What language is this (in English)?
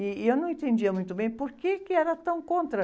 Portuguese